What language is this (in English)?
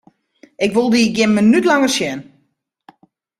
Western Frisian